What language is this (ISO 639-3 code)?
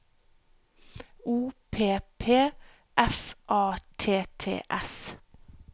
nor